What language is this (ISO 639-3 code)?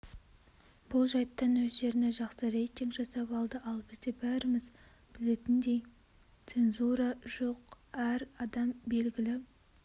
kaz